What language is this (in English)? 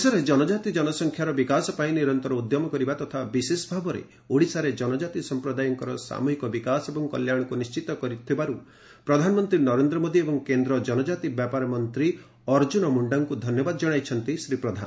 Odia